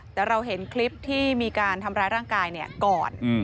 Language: Thai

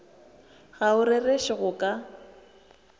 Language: Northern Sotho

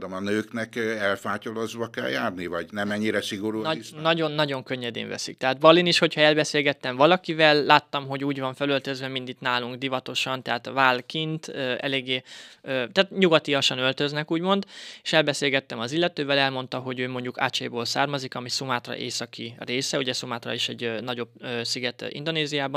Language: Hungarian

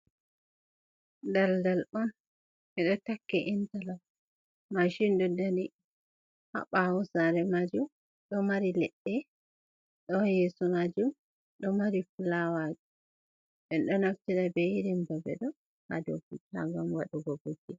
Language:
Fula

